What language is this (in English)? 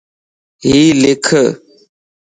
Lasi